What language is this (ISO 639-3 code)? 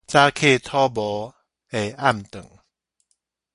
nan